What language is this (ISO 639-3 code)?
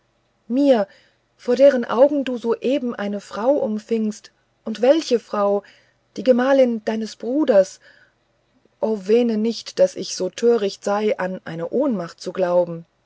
deu